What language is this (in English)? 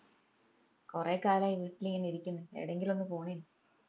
Malayalam